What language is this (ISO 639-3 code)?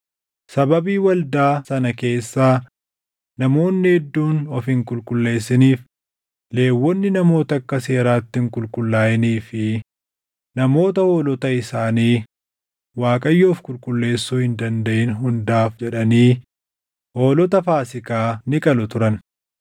orm